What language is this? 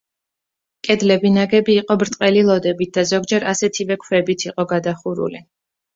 Georgian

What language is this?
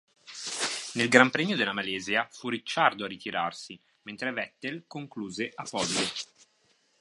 Italian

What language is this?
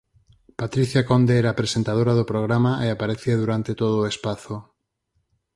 Galician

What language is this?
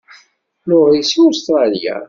Kabyle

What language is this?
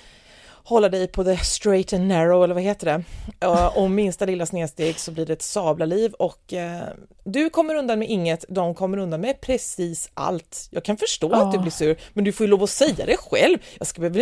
Swedish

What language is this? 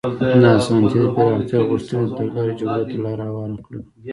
Pashto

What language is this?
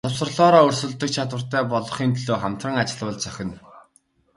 Mongolian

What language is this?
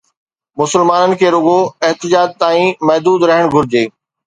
Sindhi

